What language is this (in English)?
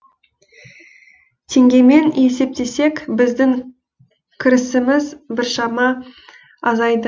Kazakh